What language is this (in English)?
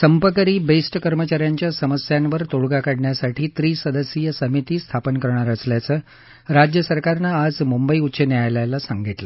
Marathi